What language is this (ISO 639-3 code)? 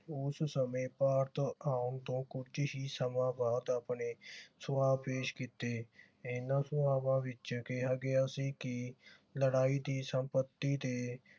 pan